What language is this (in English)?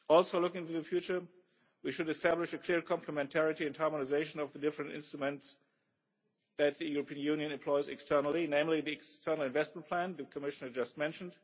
English